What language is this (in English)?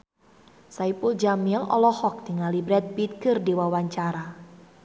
Sundanese